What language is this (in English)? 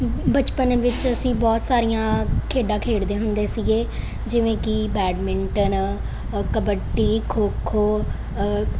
Punjabi